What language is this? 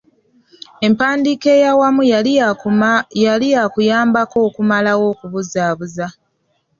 Ganda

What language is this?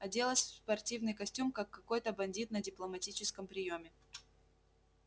Russian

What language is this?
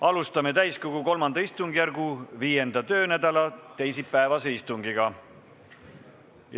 Estonian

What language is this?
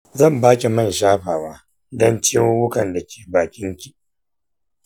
Hausa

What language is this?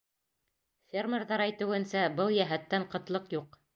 Bashkir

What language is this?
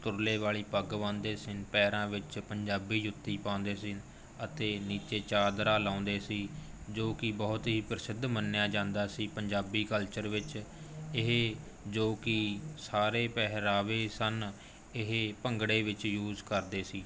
Punjabi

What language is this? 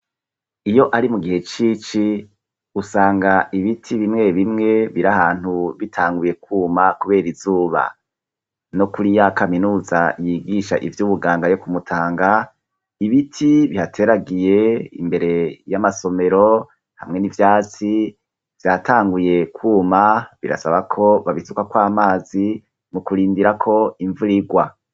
Rundi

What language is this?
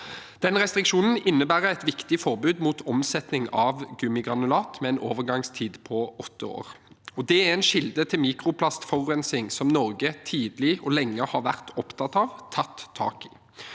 Norwegian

